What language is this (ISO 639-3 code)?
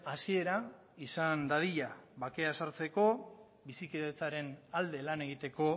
eus